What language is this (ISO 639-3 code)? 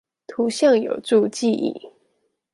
zho